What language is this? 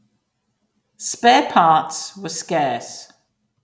English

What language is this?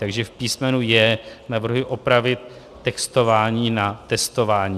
Czech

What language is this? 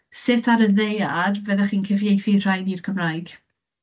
Welsh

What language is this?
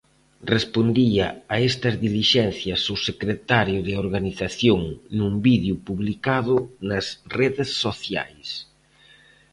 Galician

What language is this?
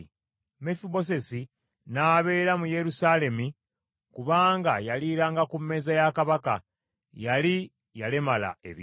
Ganda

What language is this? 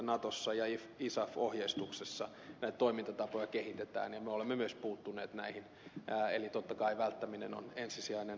Finnish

